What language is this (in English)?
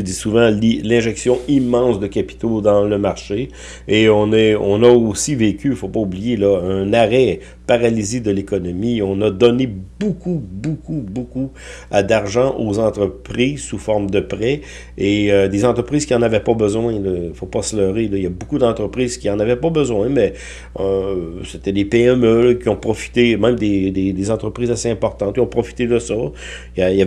French